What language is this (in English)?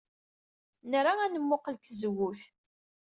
Kabyle